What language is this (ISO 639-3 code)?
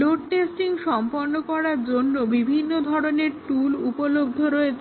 ben